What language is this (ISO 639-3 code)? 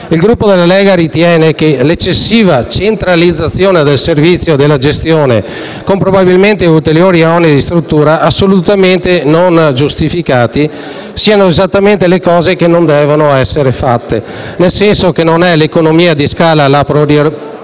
ita